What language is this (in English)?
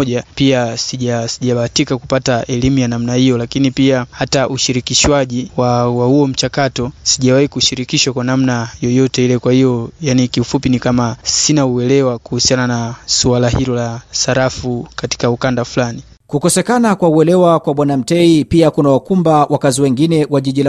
Swahili